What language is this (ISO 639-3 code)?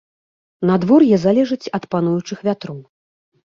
bel